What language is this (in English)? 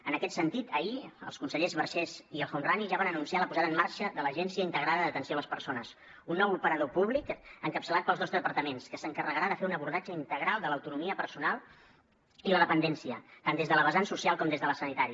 Catalan